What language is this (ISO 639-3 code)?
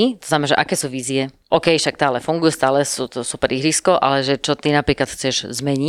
slk